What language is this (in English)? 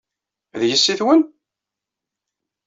Kabyle